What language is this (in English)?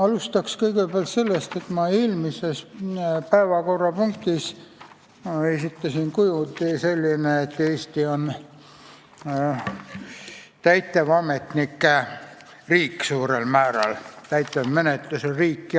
Estonian